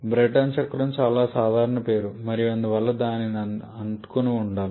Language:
Telugu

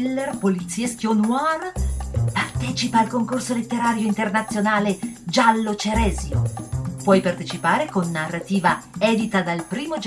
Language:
Italian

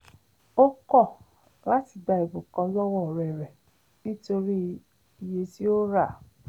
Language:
Yoruba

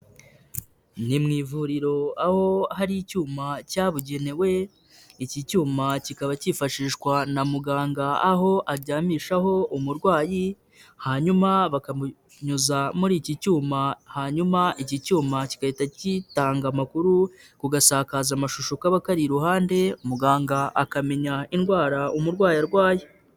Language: Kinyarwanda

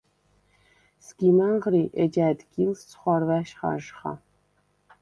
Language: Svan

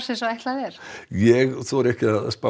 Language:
Icelandic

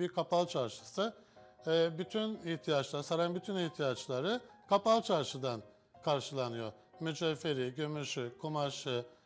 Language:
Turkish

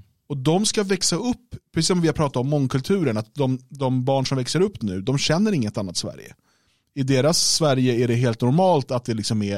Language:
Swedish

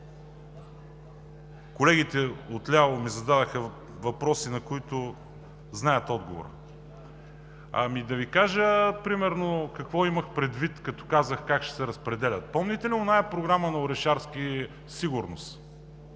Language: Bulgarian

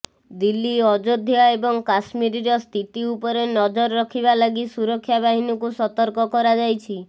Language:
Odia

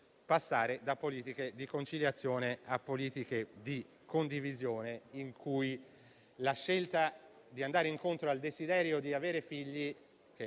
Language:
Italian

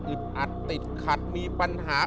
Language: Thai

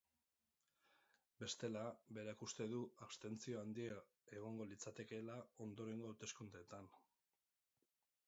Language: Basque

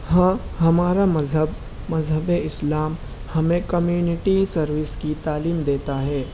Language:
Urdu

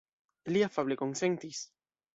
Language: Esperanto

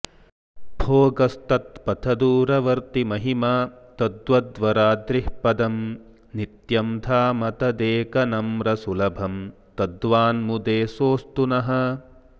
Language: Sanskrit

